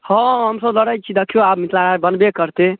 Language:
Maithili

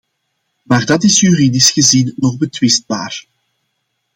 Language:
Dutch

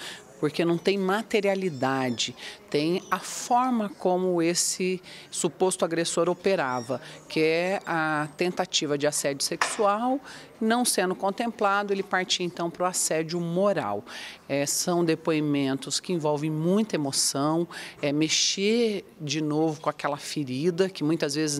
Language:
Portuguese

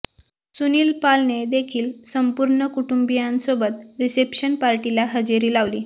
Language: Marathi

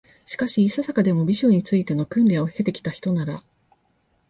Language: Japanese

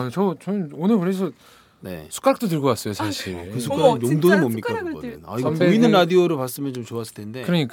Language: Korean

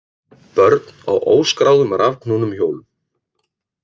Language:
Icelandic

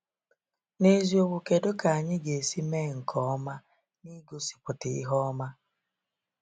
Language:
Igbo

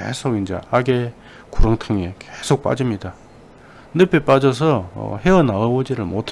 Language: Korean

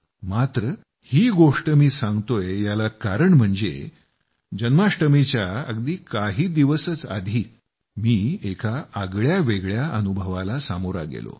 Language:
Marathi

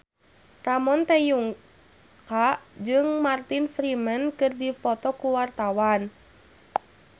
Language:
Sundanese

